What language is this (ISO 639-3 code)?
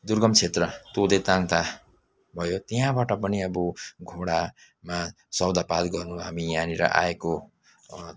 nep